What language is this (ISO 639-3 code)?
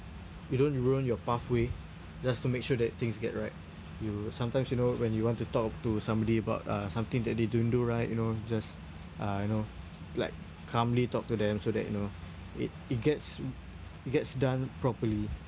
eng